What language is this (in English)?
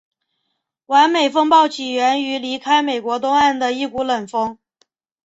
Chinese